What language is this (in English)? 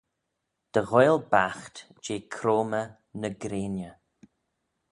Manx